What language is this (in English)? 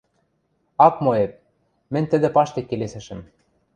Western Mari